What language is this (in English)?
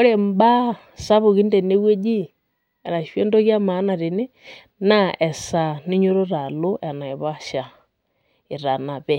Masai